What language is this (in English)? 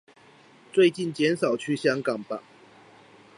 Chinese